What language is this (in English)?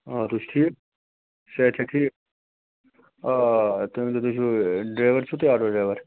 Kashmiri